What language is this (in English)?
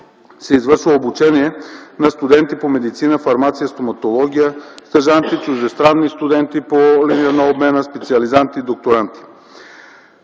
Bulgarian